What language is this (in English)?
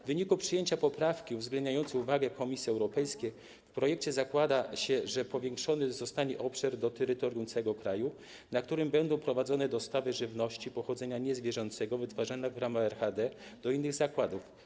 Polish